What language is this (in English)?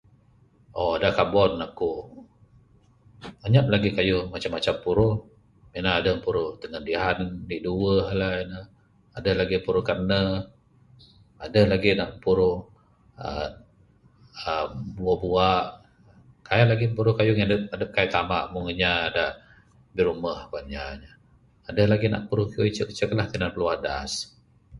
Bukar-Sadung Bidayuh